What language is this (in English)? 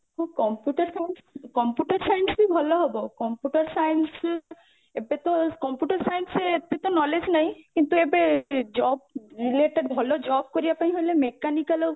Odia